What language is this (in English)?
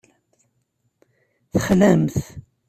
Kabyle